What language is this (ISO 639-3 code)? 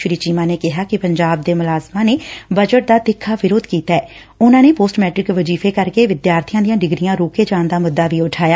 pan